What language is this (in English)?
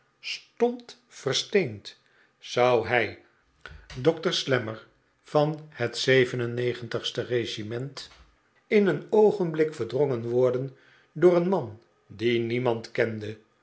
Dutch